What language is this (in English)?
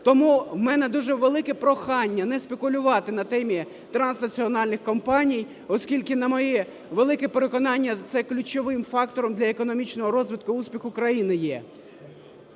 Ukrainian